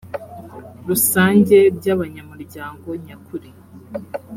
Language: Kinyarwanda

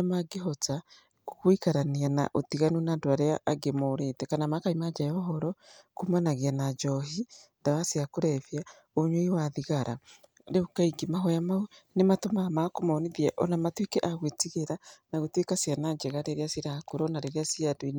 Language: Kikuyu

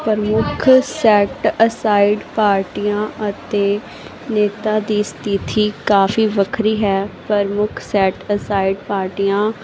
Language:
Punjabi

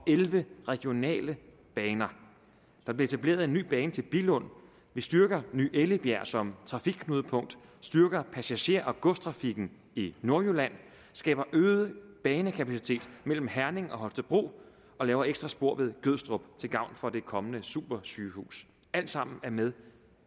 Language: Danish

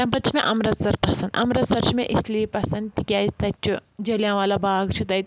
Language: Kashmiri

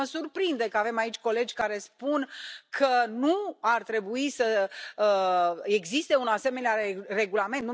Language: Romanian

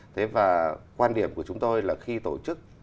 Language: Vietnamese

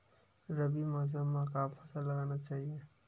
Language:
Chhattisgarhi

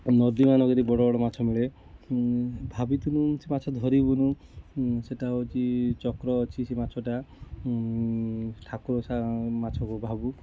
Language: Odia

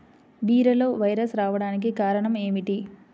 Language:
Telugu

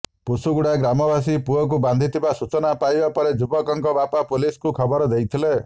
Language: Odia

